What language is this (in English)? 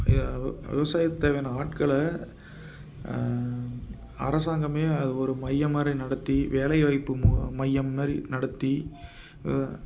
Tamil